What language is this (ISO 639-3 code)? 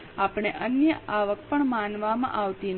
guj